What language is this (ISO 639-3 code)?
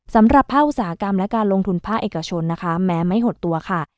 tha